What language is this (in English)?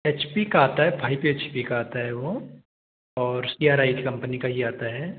Hindi